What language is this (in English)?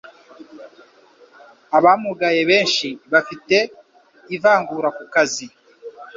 Kinyarwanda